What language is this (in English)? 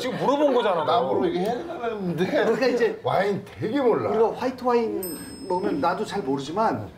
Korean